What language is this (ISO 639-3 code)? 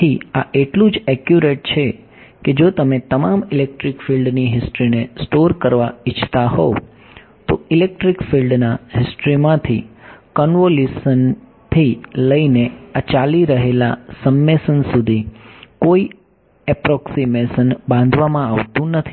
guj